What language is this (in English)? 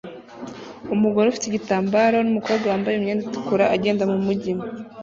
Kinyarwanda